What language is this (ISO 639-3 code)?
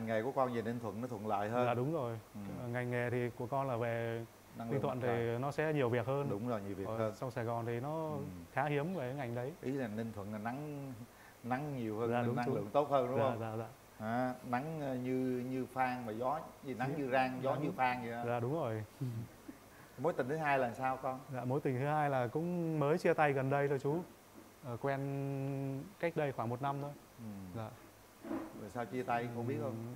vie